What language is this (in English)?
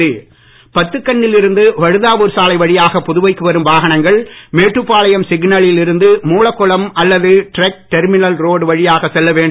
Tamil